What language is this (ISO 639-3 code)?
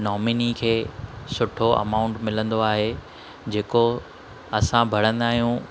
snd